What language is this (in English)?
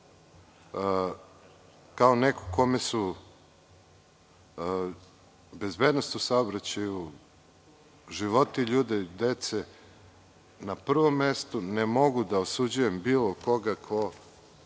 Serbian